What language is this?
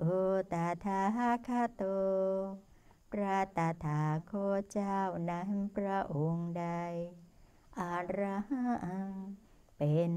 Thai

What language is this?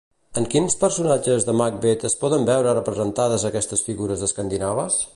Catalan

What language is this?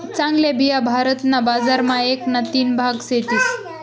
Marathi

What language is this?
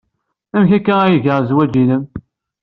Kabyle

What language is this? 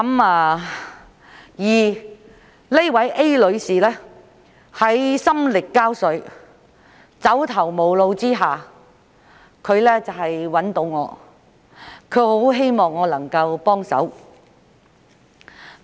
Cantonese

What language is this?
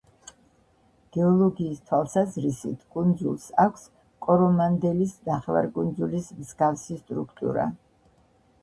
Georgian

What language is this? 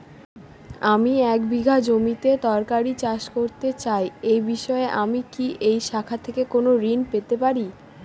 Bangla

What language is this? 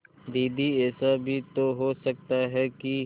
Hindi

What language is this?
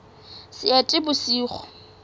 Southern Sotho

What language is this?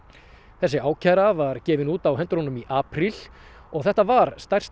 Icelandic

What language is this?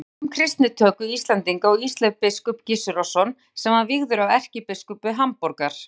Icelandic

